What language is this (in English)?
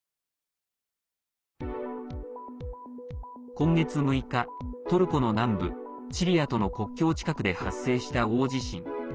Japanese